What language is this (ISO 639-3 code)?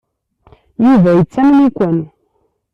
kab